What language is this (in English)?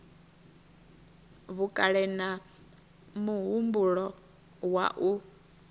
Venda